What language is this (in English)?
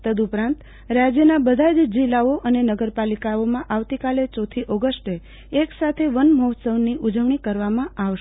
Gujarati